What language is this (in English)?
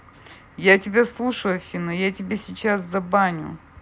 Russian